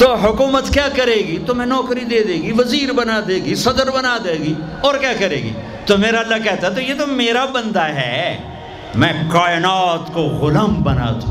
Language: Urdu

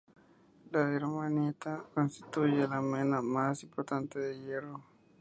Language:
Spanish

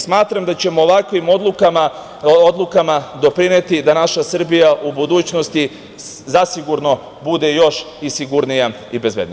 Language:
Serbian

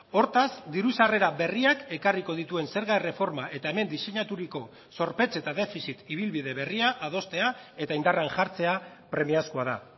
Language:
Basque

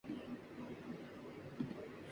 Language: Urdu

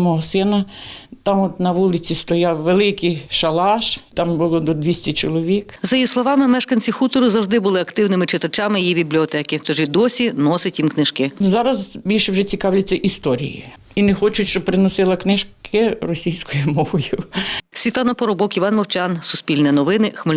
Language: Ukrainian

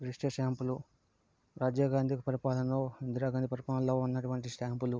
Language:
Telugu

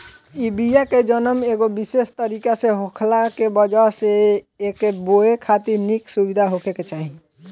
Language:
Bhojpuri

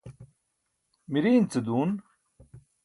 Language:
Burushaski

